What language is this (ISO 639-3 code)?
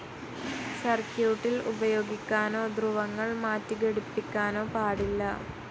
mal